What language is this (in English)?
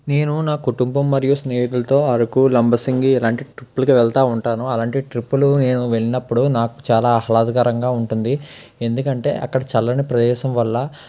Telugu